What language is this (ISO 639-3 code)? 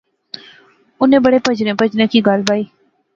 phr